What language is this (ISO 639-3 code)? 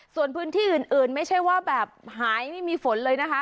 tha